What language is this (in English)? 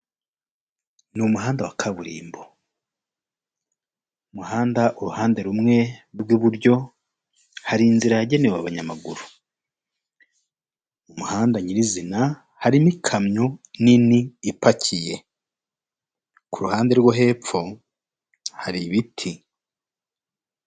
Kinyarwanda